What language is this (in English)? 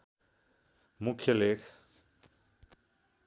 Nepali